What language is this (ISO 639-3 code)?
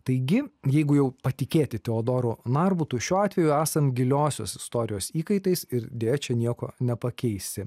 lit